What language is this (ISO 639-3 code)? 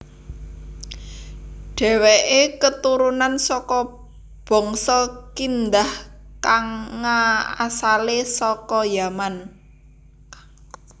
jav